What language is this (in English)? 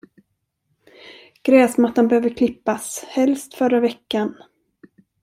Swedish